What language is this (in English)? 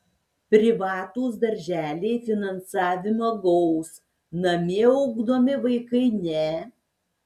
Lithuanian